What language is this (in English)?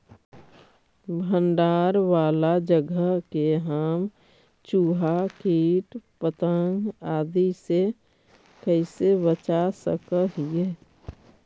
Magahi